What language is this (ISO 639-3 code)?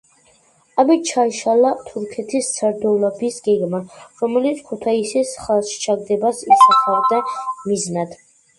kat